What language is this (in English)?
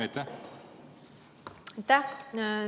Estonian